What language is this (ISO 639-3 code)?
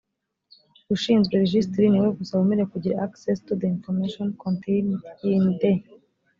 kin